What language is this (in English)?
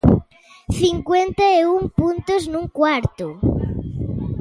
Galician